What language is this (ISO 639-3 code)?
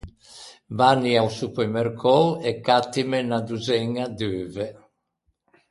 lij